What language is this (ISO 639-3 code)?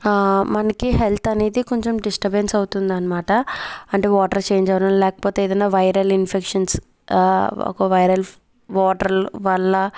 tel